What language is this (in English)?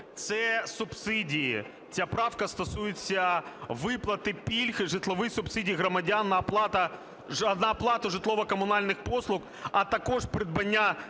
Ukrainian